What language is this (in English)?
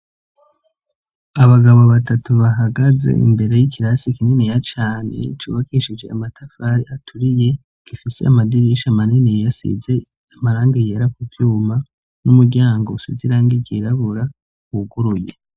Rundi